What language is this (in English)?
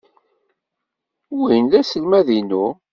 Kabyle